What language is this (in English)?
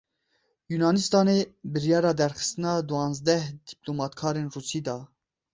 Kurdish